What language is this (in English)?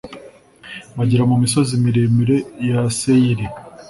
Kinyarwanda